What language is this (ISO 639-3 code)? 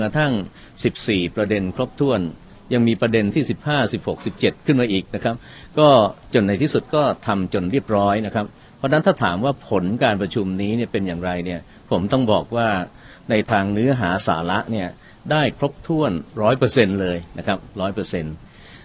tha